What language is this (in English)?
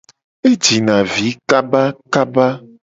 Gen